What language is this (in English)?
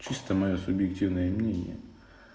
Russian